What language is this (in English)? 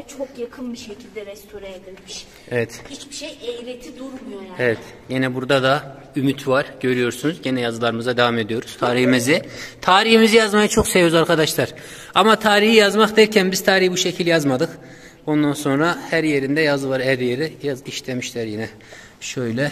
Turkish